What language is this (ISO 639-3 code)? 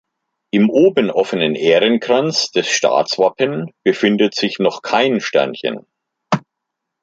deu